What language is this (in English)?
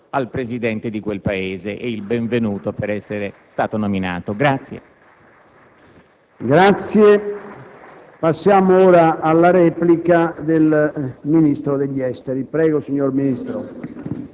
Italian